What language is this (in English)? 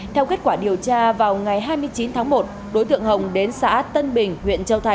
Vietnamese